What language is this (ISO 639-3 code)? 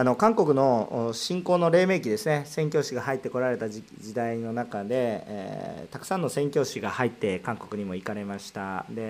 jpn